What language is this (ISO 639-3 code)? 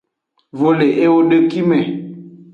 ajg